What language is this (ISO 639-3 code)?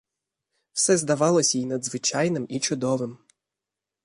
ukr